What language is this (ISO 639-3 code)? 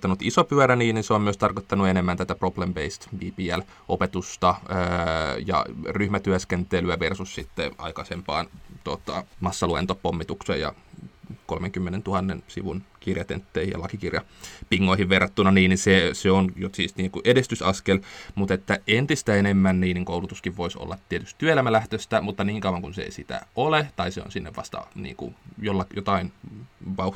fin